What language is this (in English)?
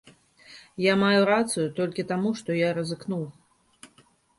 Belarusian